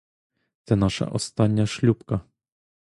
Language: Ukrainian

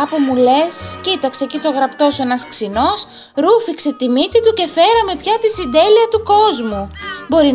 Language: Greek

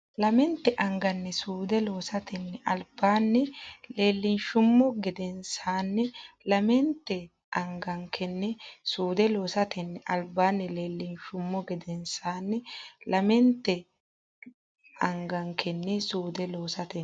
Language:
Sidamo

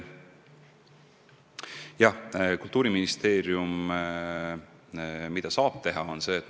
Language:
Estonian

